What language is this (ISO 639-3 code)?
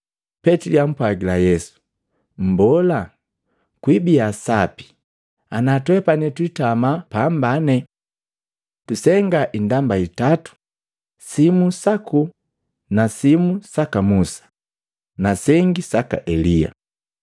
mgv